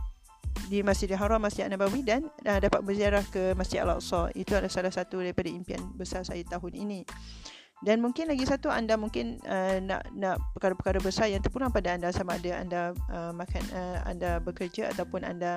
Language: Malay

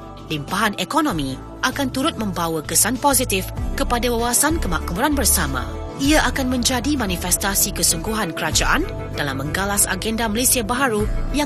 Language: Malay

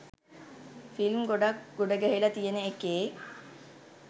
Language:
Sinhala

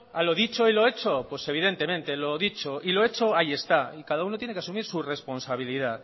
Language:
Spanish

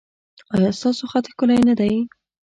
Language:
Pashto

